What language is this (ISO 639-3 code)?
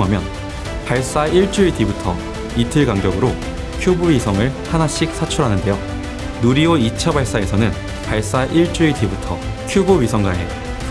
kor